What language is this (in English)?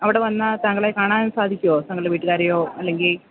Malayalam